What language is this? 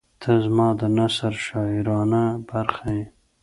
Pashto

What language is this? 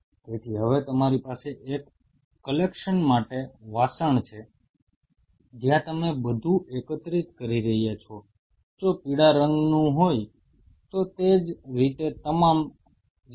Gujarati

